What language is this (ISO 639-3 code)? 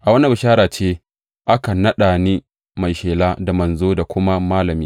hau